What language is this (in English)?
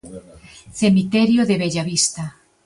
Galician